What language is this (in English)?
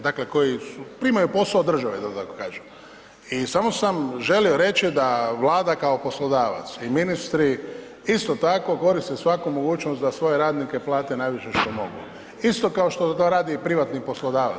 Croatian